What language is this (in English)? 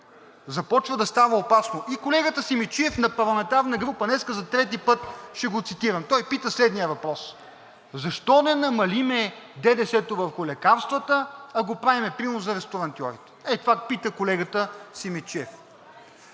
Bulgarian